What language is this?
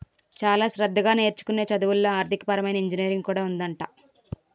Telugu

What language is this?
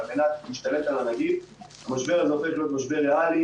Hebrew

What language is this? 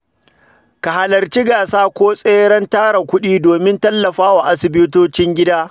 Hausa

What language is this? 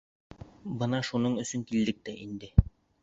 Bashkir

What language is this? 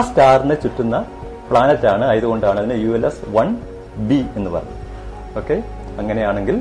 Malayalam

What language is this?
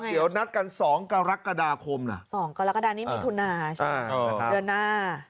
Thai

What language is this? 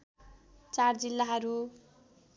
Nepali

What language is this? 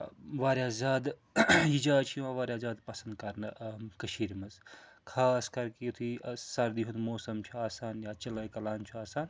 Kashmiri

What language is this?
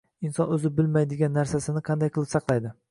Uzbek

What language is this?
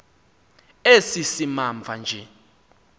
Xhosa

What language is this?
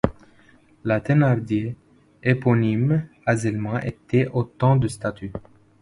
French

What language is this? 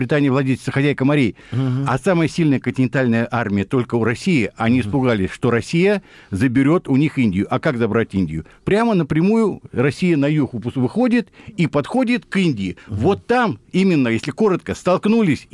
Russian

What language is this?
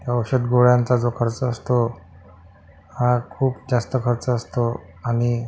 Marathi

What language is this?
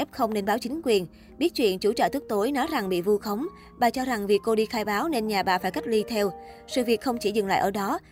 Vietnamese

